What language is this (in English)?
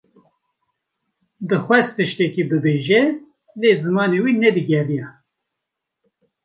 Kurdish